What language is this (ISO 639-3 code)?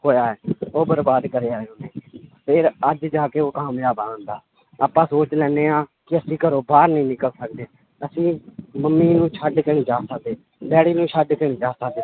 pan